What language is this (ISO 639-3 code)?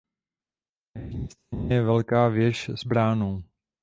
ces